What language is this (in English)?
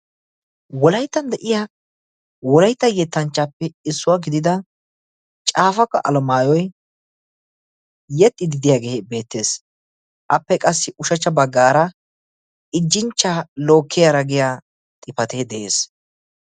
Wolaytta